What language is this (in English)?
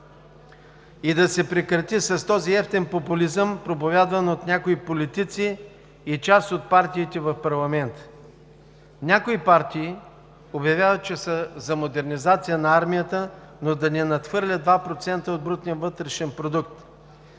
Bulgarian